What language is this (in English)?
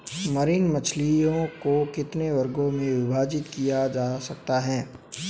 Hindi